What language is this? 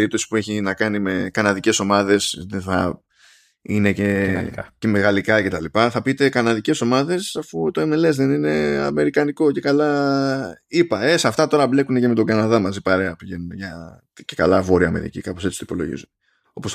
Greek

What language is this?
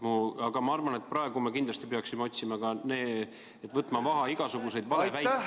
Estonian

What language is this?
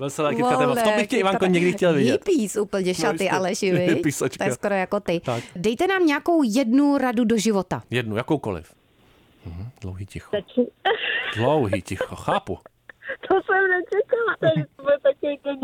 Czech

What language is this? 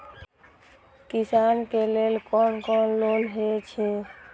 Maithili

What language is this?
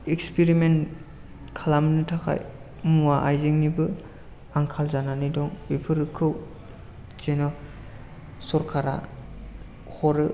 Bodo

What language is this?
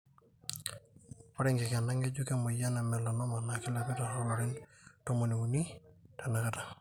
Masai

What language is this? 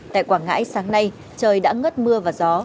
Vietnamese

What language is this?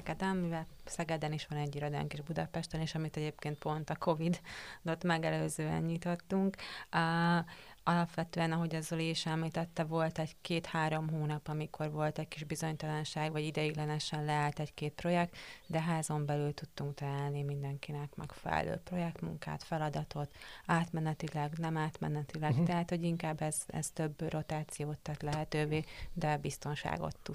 Hungarian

